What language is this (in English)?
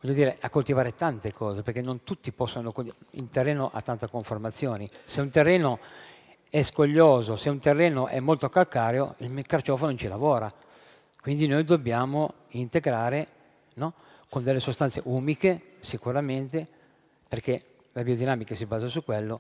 Italian